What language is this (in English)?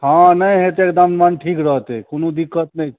Maithili